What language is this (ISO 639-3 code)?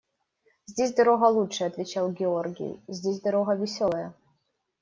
rus